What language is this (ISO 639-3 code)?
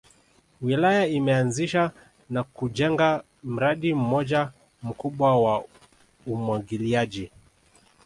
swa